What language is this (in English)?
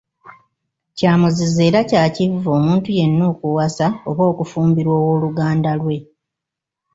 Ganda